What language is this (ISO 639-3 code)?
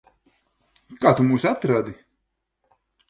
lav